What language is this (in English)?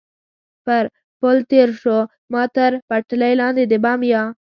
Pashto